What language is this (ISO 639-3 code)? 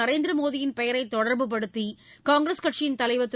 tam